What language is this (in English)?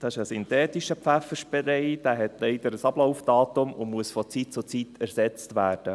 Swiss German